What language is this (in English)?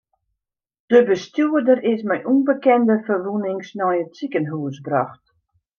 Western Frisian